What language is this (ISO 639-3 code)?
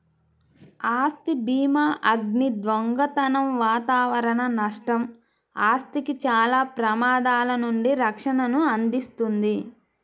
tel